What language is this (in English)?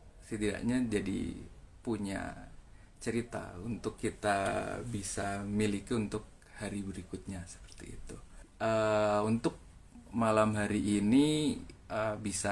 Indonesian